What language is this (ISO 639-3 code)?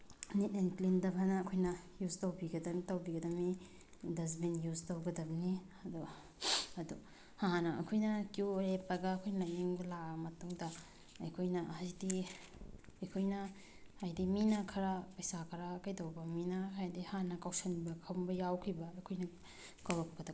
mni